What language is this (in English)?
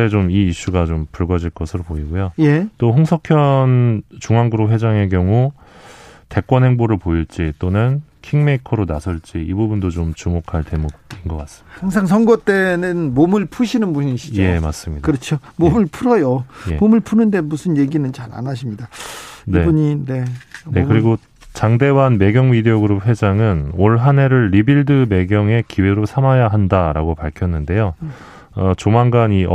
Korean